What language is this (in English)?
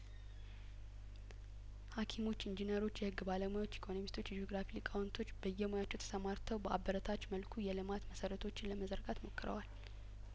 Amharic